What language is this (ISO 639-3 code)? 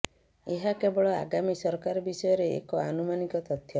ori